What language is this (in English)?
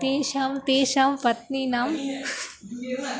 Sanskrit